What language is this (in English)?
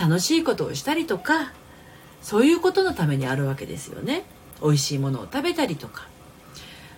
Japanese